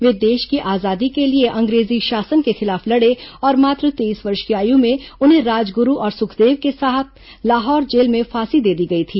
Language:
Hindi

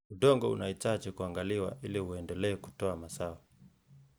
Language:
Kalenjin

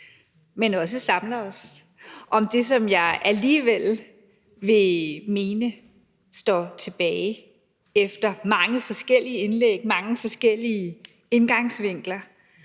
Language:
Danish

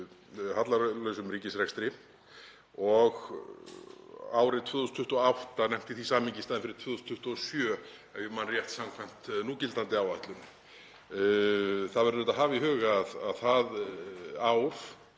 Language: Icelandic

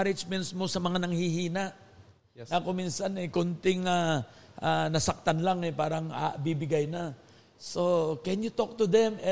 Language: Filipino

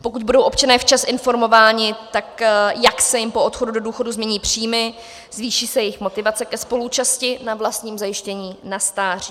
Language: Czech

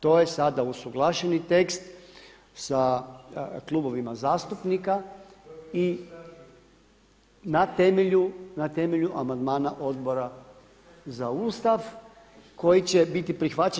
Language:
Croatian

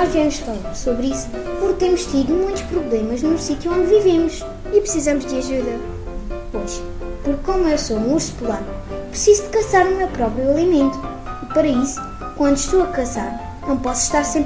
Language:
Portuguese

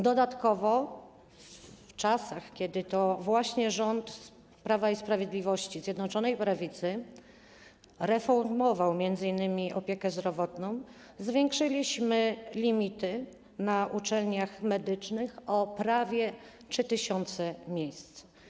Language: Polish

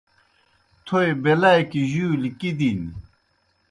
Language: Kohistani Shina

